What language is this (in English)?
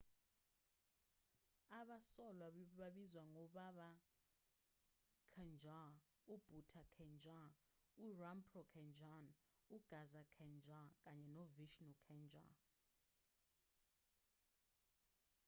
Zulu